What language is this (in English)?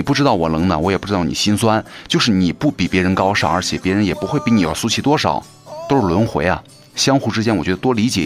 Chinese